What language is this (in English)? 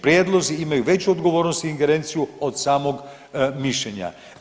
Croatian